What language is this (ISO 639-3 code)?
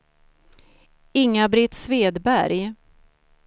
swe